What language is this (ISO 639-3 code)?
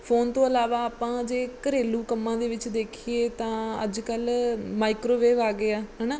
pan